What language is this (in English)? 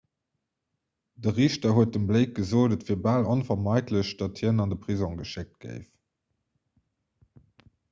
Luxembourgish